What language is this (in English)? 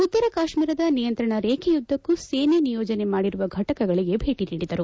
Kannada